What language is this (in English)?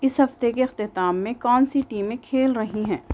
Urdu